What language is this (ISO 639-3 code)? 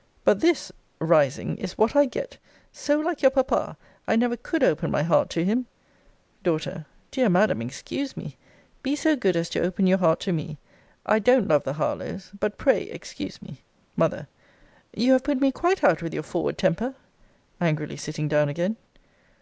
eng